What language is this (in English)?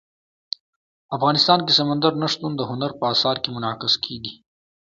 Pashto